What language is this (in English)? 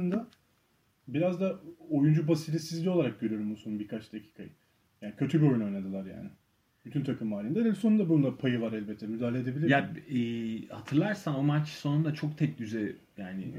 Turkish